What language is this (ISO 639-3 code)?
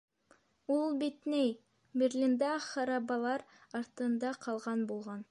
bak